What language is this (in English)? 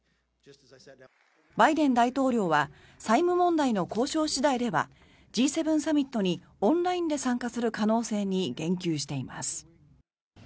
Japanese